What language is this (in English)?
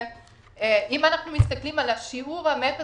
Hebrew